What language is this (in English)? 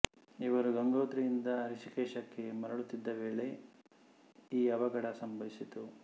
Kannada